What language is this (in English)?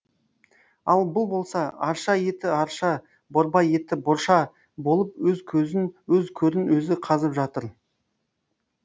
Kazakh